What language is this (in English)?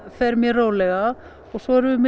Icelandic